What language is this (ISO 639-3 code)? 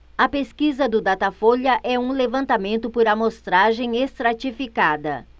por